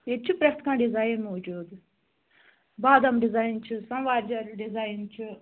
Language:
Kashmiri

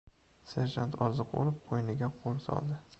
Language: Uzbek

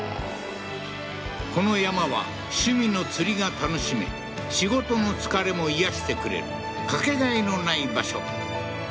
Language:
Japanese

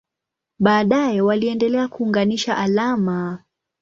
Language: Swahili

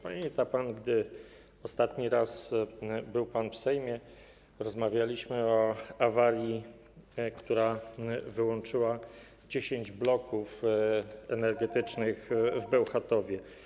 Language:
Polish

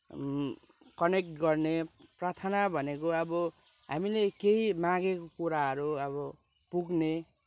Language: Nepali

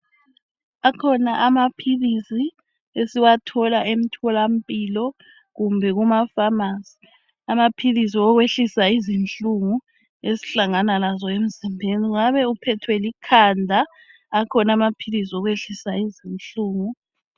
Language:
North Ndebele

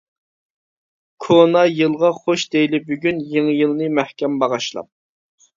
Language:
Uyghur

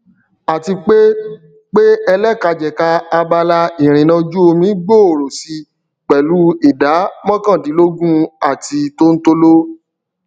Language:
Yoruba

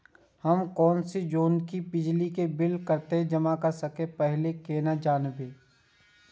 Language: Maithili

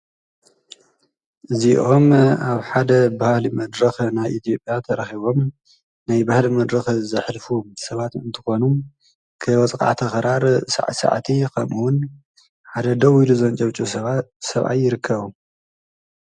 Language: Tigrinya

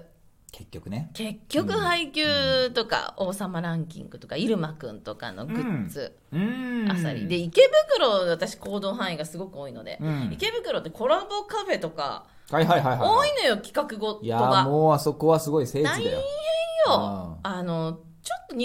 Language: Japanese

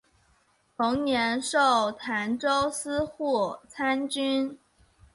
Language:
Chinese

